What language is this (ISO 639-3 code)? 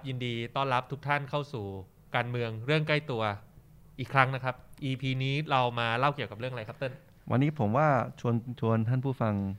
tha